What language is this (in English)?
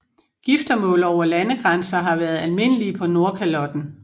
Danish